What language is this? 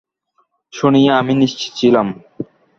Bangla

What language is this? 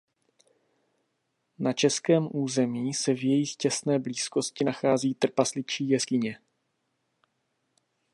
Czech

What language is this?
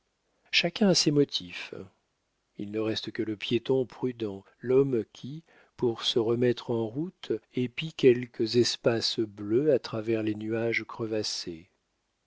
French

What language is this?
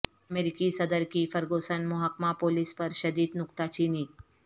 Urdu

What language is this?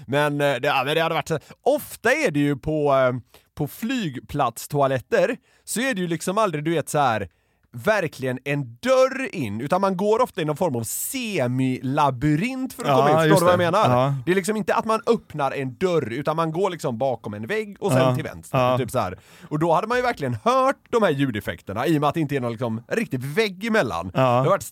Swedish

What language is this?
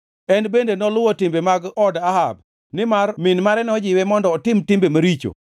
Luo (Kenya and Tanzania)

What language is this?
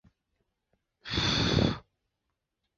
Chinese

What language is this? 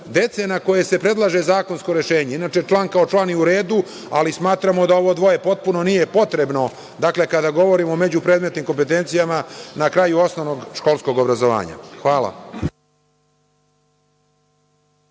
Serbian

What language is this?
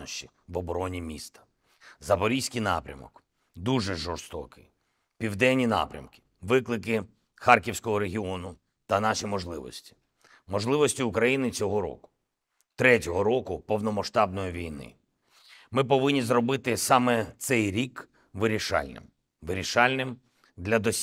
Ukrainian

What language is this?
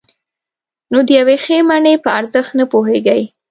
Pashto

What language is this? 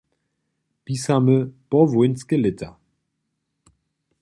Upper Sorbian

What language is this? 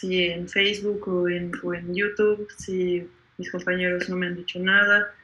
Spanish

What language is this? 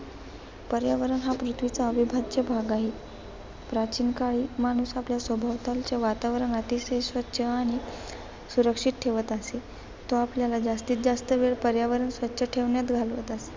Marathi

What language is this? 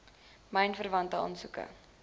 Afrikaans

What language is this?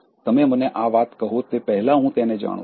Gujarati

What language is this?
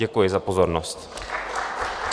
Czech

